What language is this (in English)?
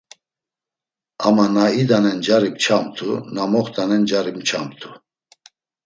Laz